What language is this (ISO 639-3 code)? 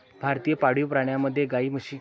mar